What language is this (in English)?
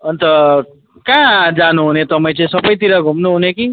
Nepali